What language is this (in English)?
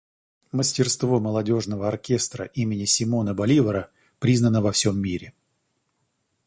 Russian